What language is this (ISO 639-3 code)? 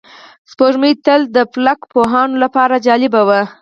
pus